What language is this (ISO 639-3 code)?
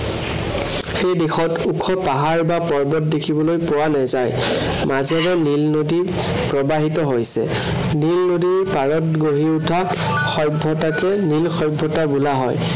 asm